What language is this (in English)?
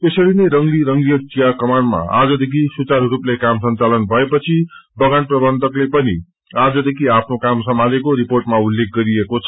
Nepali